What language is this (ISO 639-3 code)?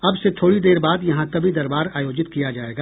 hin